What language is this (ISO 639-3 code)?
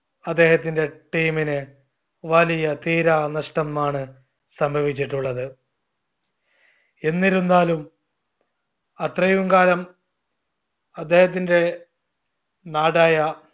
mal